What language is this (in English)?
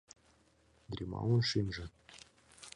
Mari